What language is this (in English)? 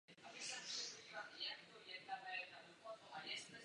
Czech